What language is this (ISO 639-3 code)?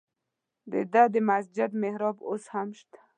pus